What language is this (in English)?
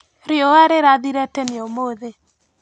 Kikuyu